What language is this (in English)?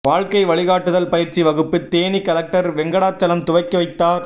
Tamil